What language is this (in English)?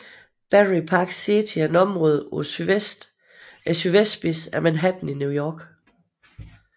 Danish